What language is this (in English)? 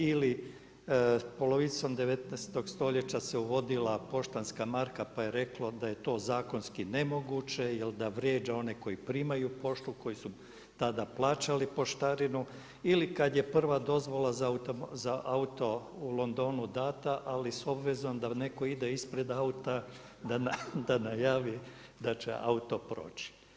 Croatian